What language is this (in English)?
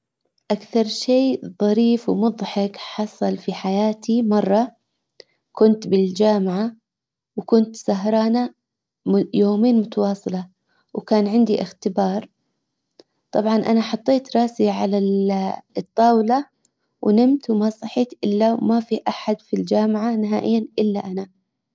Hijazi Arabic